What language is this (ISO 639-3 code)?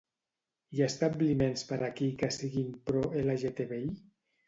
cat